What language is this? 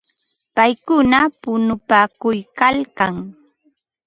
Ambo-Pasco Quechua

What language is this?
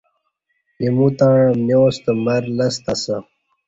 Kati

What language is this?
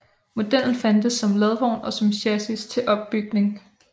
Danish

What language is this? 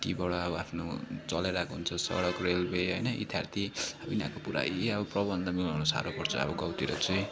Nepali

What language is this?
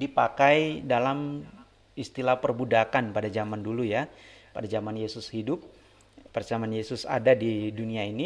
Indonesian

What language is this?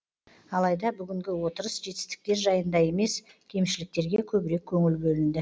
Kazakh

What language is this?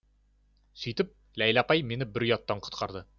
Kazakh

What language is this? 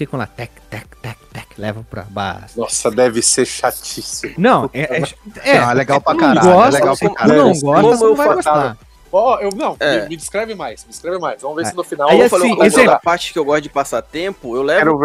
Portuguese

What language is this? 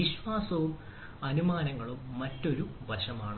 Malayalam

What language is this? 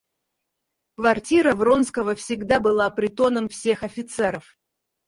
Russian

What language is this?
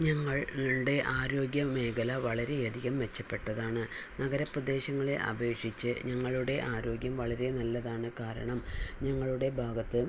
Malayalam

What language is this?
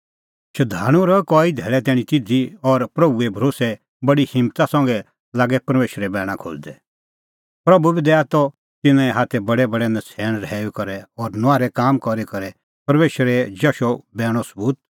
Kullu Pahari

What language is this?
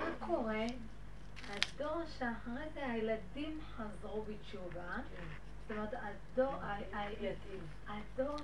Hebrew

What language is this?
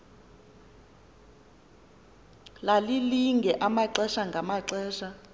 Xhosa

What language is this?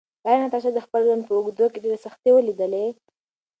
Pashto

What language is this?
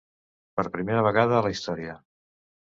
Catalan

